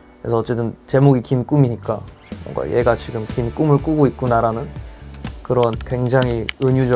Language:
Korean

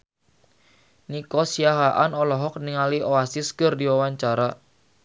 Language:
Sundanese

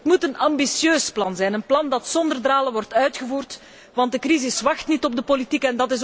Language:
Dutch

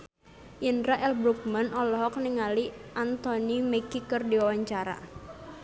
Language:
Sundanese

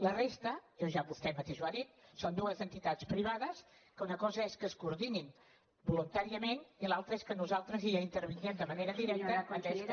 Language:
Catalan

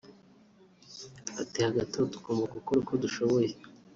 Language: Kinyarwanda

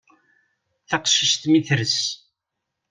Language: Kabyle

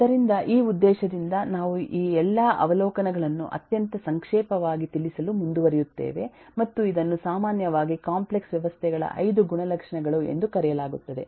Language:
Kannada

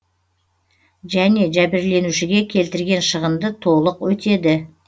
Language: Kazakh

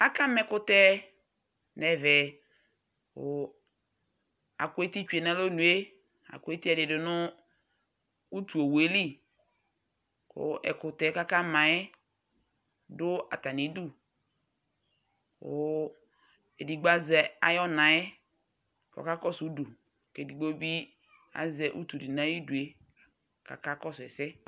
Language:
Ikposo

